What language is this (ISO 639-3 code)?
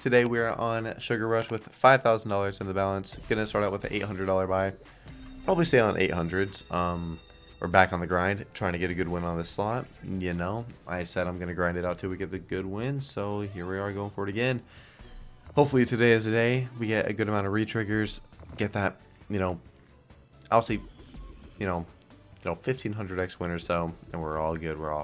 eng